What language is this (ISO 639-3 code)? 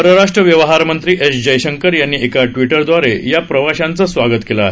mar